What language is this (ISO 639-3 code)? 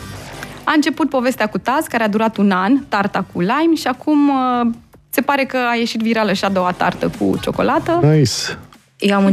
ron